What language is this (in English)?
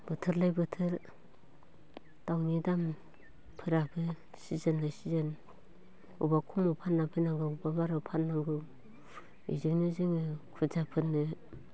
Bodo